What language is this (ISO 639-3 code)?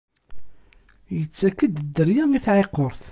kab